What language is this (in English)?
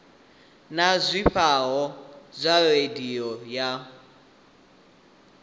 Venda